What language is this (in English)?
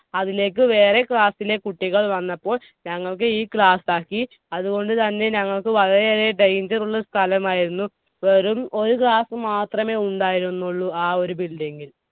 Malayalam